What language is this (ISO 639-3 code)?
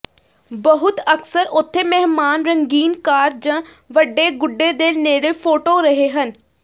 pan